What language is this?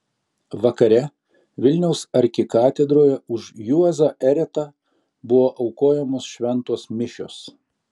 Lithuanian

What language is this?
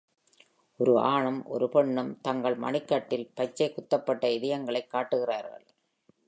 Tamil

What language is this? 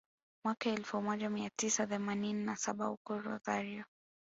Swahili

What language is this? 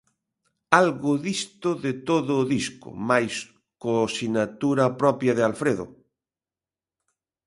Galician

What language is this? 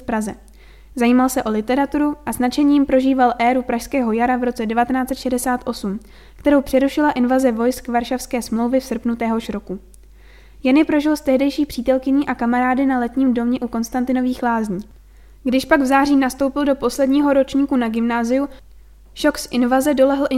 Czech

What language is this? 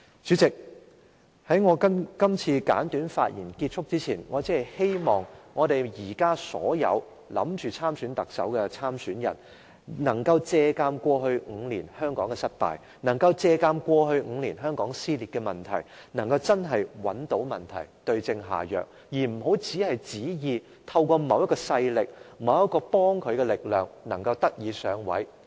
Cantonese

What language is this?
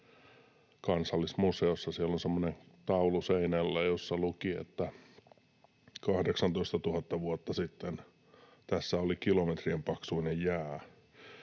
Finnish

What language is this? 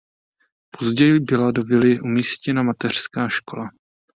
Czech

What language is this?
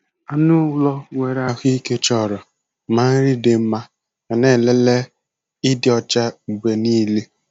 Igbo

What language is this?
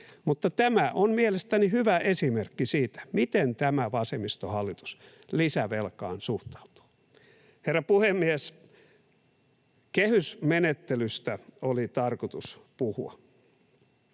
Finnish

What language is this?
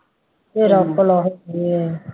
Punjabi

